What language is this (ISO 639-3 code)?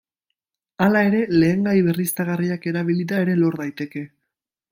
eus